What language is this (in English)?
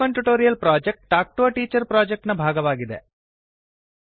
Kannada